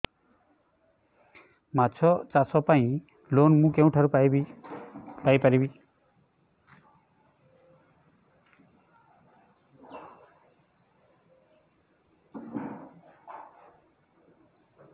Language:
Odia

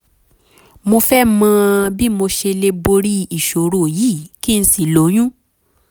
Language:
Yoruba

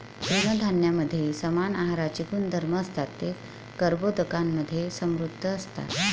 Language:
Marathi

